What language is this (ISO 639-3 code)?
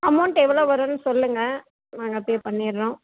tam